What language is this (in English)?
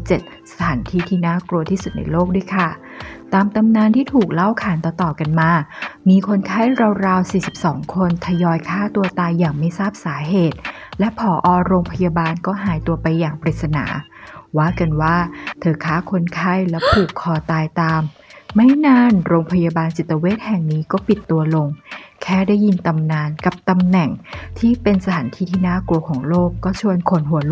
Thai